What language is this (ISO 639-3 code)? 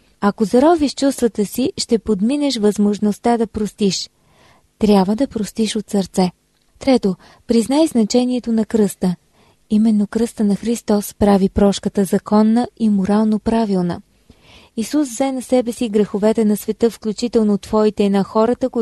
bul